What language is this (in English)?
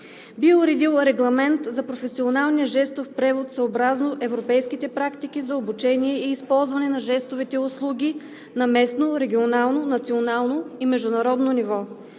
Bulgarian